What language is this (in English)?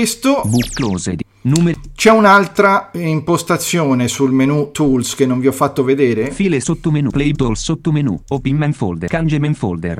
Italian